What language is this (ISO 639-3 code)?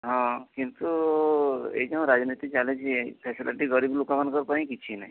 ori